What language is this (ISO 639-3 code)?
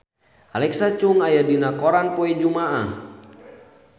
sun